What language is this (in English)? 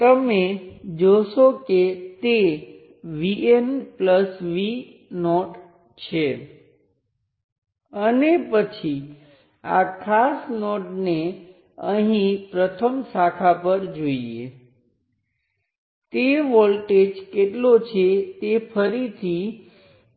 Gujarati